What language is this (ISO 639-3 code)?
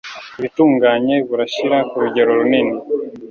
kin